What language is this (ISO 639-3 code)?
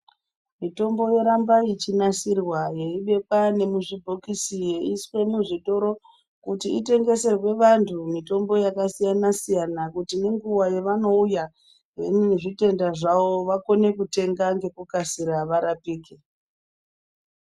ndc